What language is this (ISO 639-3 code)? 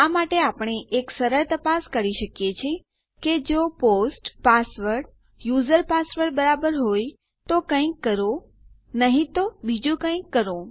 guj